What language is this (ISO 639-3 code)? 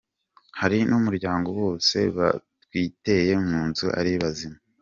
kin